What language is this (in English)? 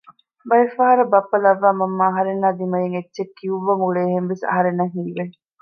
Divehi